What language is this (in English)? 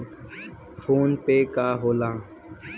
Bhojpuri